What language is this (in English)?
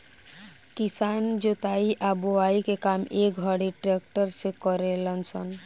Bhojpuri